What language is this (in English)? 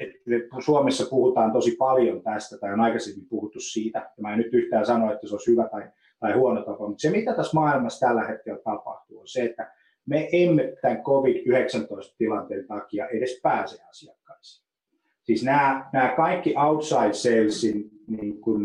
Finnish